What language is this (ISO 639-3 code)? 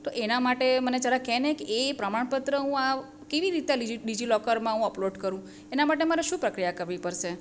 guj